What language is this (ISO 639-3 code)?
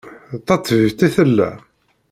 kab